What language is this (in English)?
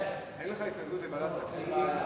Hebrew